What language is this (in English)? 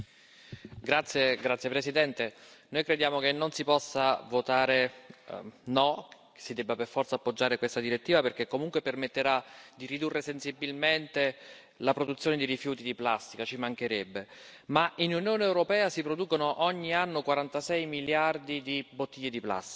Italian